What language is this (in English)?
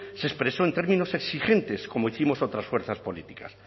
Spanish